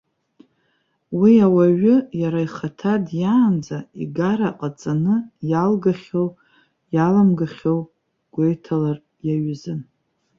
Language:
Abkhazian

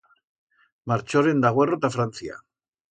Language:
Aragonese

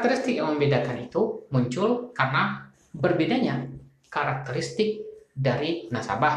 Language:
Indonesian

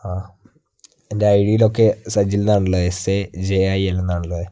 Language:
Malayalam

